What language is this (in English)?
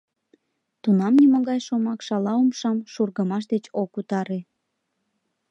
Mari